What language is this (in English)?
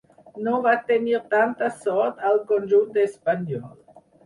Catalan